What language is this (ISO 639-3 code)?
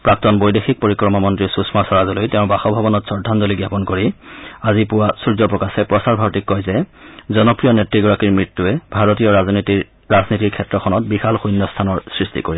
asm